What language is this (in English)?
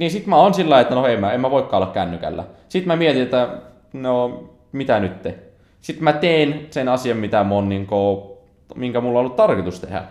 Finnish